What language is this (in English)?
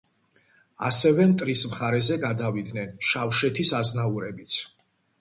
Georgian